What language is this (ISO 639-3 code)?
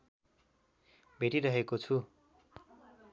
nep